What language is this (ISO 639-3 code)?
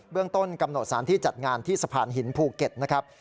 tha